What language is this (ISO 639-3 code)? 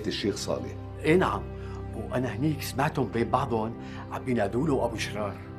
ara